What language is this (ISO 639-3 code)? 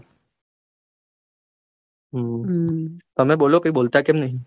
guj